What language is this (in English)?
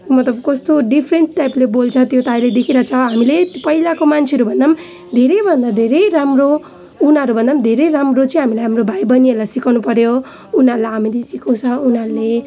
Nepali